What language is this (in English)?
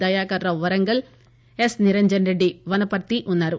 Telugu